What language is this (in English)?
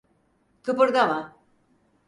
Turkish